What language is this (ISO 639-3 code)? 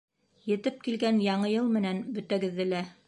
bak